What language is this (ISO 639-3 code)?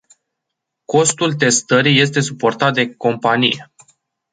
ron